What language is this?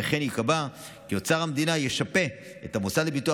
Hebrew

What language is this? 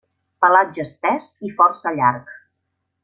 Catalan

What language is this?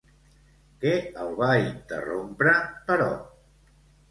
Catalan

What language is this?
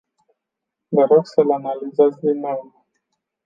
Romanian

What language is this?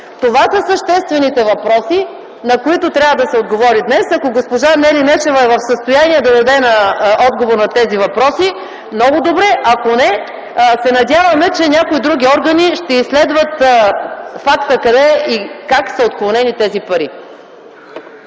Bulgarian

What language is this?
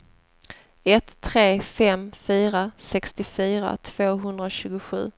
Swedish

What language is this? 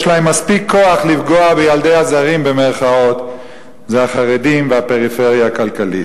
Hebrew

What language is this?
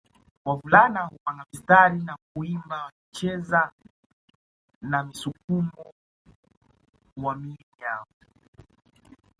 Swahili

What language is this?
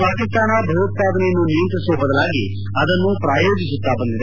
Kannada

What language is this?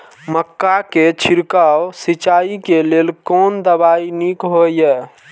Maithili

